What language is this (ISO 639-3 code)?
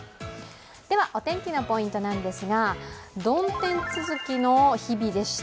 jpn